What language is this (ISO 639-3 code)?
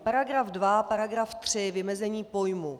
ces